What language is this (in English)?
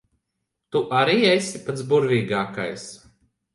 Latvian